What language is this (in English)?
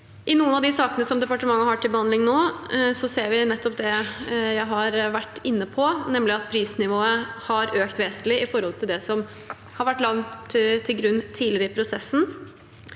Norwegian